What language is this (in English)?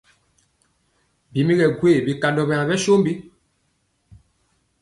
Mpiemo